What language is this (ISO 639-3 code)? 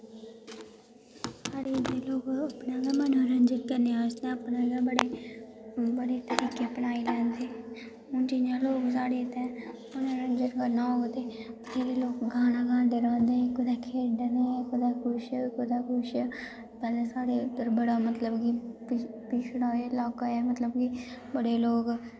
doi